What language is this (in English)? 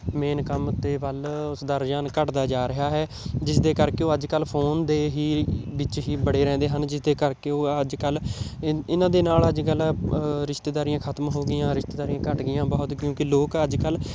Punjabi